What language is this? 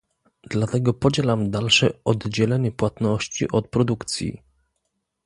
Polish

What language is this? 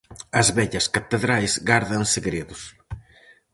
Galician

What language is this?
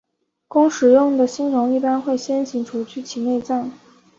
Chinese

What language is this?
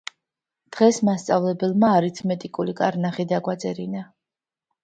Georgian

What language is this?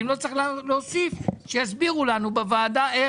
Hebrew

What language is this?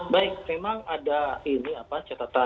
Indonesian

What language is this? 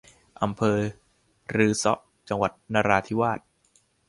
Thai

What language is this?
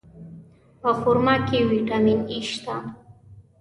Pashto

